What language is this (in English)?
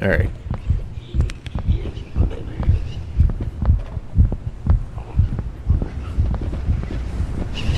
English